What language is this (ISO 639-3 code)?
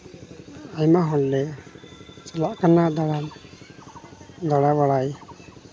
sat